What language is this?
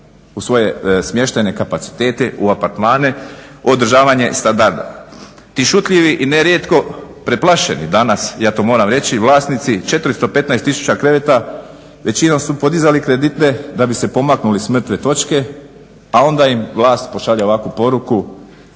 Croatian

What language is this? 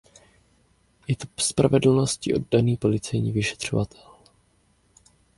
Czech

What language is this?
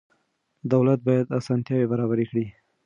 Pashto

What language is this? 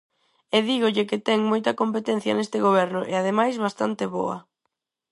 Galician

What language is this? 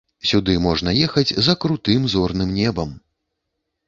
Belarusian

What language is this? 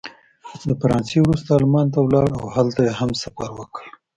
Pashto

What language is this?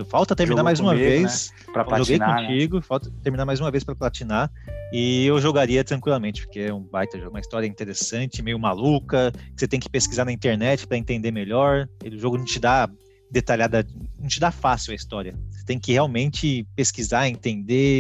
Portuguese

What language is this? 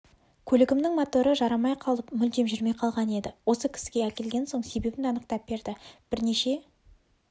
Kazakh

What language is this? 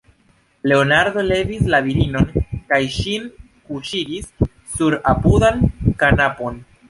Esperanto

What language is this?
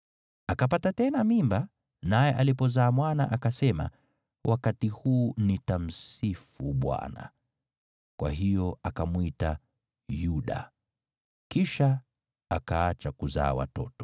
Swahili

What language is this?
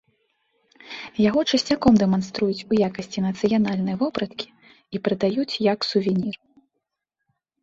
Belarusian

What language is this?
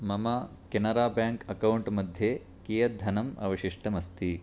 Sanskrit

